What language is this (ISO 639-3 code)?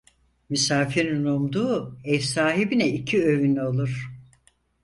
tur